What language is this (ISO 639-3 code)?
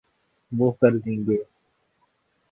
urd